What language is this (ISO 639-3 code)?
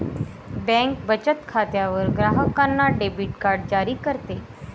mar